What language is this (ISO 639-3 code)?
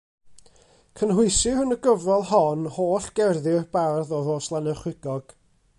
cym